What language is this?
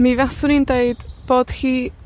Welsh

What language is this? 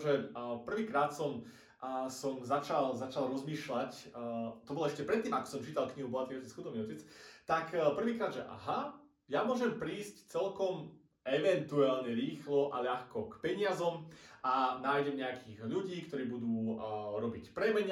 Slovak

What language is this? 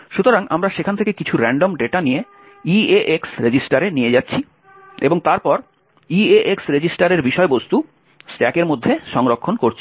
Bangla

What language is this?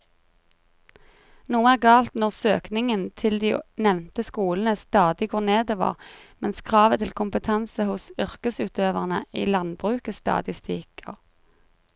Norwegian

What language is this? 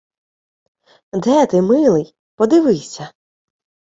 Ukrainian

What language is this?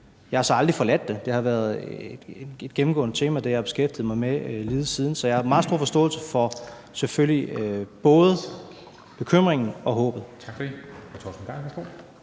Danish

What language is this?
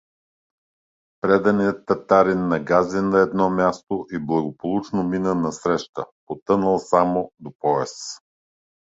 Bulgarian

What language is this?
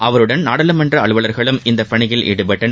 Tamil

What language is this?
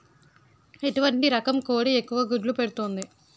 Telugu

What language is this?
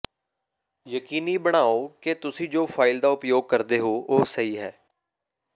Punjabi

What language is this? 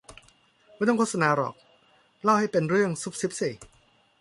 Thai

